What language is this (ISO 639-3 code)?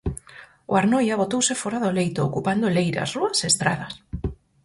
glg